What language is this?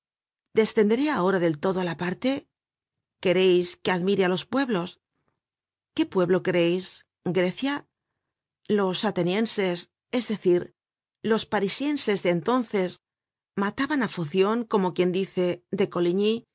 Spanish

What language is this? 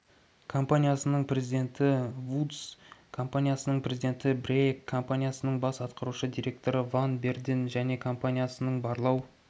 Kazakh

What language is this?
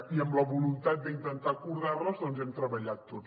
Catalan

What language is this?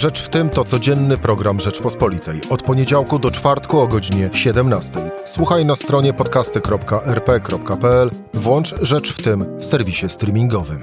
Polish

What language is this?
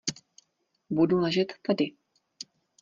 Czech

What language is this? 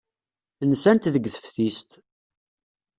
Kabyle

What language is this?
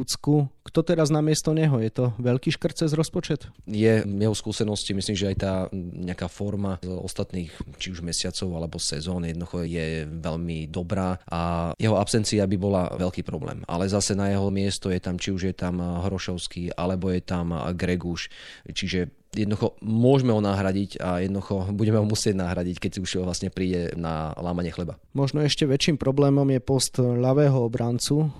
Slovak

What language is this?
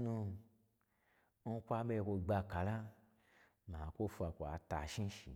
Gbagyi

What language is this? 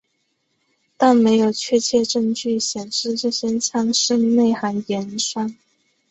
Chinese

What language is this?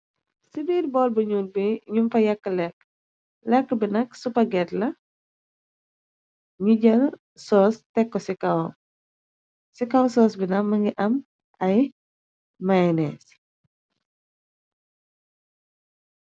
Wolof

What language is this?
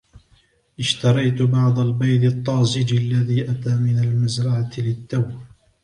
Arabic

